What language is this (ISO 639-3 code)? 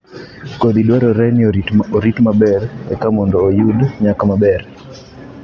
luo